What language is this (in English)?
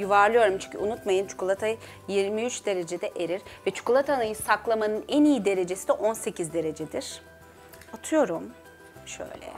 Turkish